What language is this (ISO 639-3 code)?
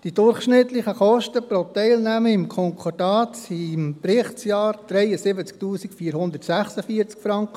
gsw